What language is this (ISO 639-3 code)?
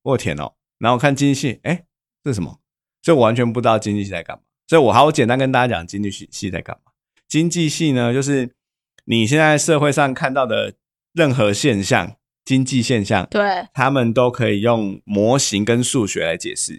zho